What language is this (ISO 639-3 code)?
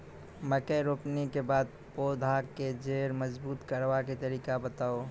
mai